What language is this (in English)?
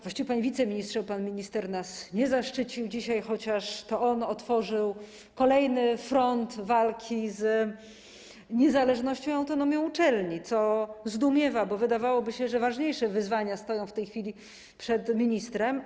Polish